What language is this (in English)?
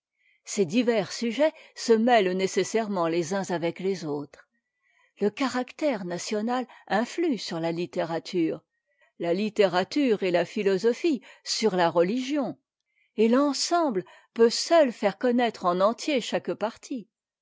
French